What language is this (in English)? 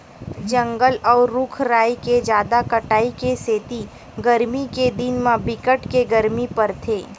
Chhattisgarhi